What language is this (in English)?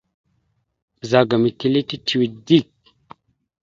Mada (Cameroon)